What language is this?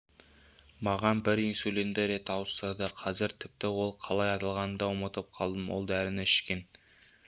Kazakh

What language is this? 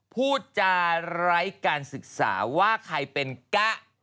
Thai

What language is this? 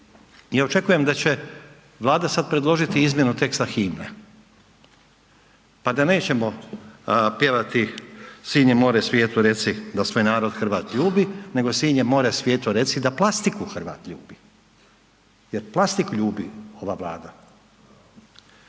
Croatian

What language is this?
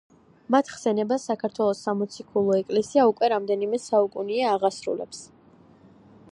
Georgian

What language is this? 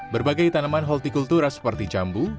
Indonesian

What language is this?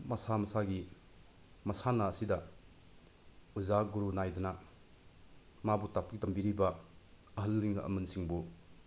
Manipuri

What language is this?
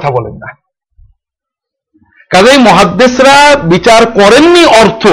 Bangla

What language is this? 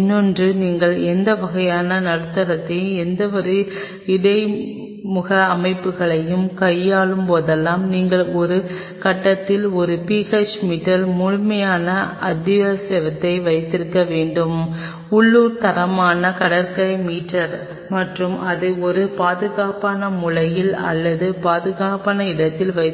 Tamil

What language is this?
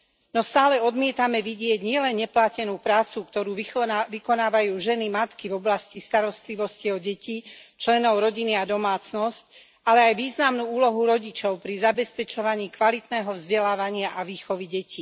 Slovak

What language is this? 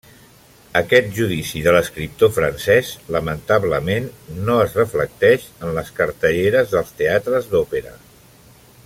Catalan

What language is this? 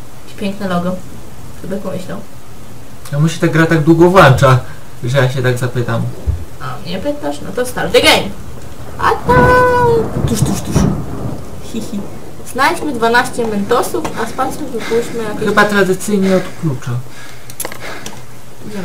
Polish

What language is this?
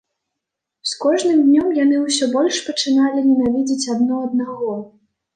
Belarusian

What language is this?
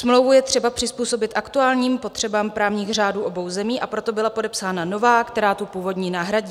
Czech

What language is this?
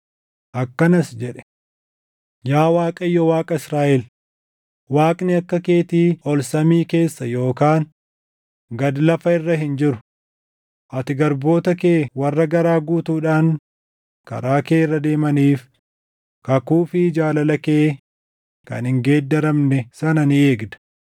Oromo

